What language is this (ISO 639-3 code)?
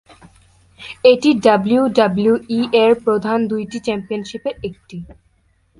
ben